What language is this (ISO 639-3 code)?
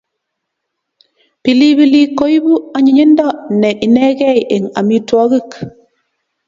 kln